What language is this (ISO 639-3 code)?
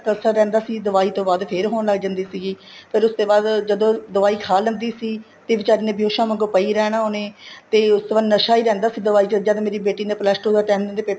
pan